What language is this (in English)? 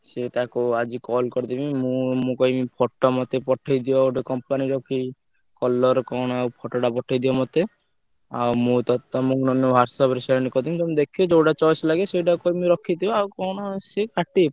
Odia